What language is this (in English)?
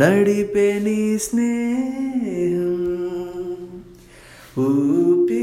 Telugu